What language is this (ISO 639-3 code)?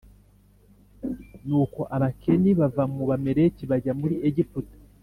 kin